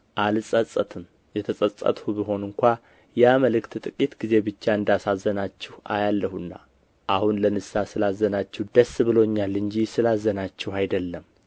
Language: Amharic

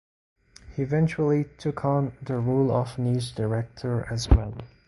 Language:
English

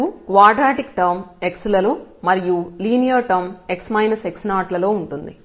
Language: Telugu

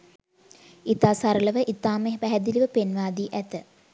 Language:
Sinhala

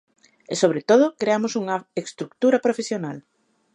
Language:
Galician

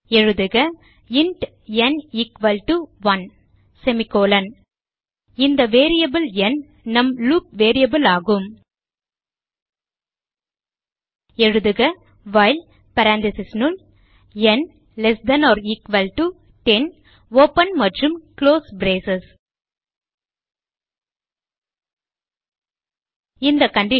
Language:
Tamil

